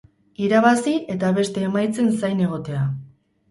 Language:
Basque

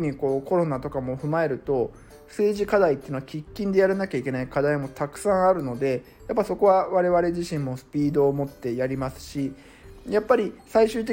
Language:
Japanese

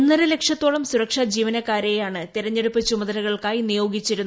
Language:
Malayalam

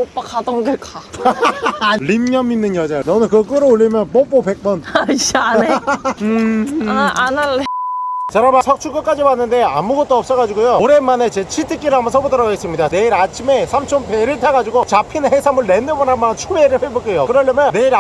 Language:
Korean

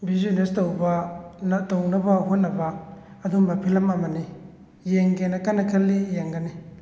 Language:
Manipuri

